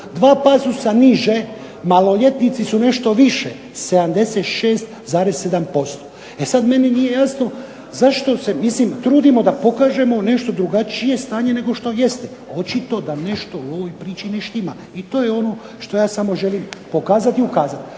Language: Croatian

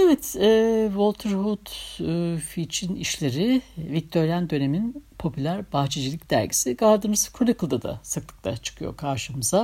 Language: Turkish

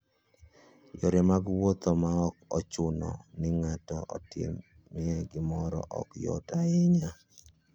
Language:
Luo (Kenya and Tanzania)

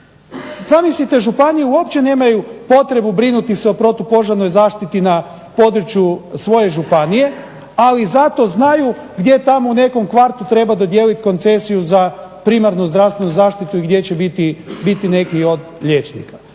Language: Croatian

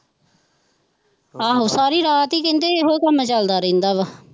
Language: Punjabi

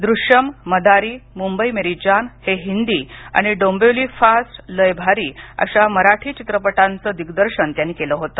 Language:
Marathi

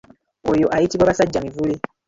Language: Ganda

